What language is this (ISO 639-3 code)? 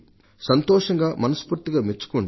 tel